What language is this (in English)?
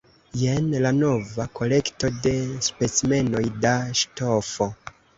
Esperanto